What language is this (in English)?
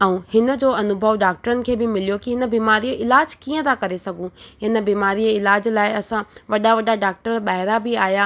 Sindhi